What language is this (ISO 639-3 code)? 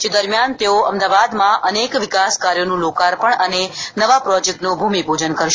guj